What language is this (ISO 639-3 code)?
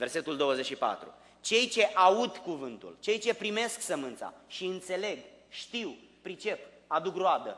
ron